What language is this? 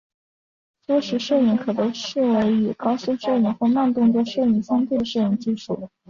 Chinese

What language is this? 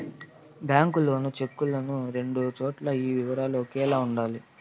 Telugu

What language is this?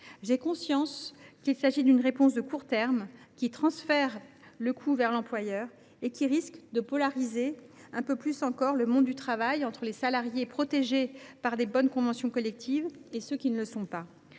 French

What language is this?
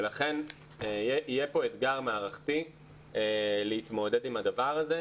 Hebrew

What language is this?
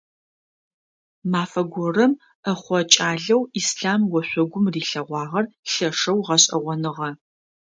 Adyghe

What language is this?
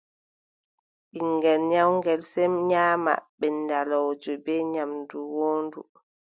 Adamawa Fulfulde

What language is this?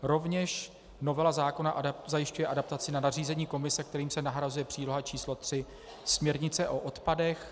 Czech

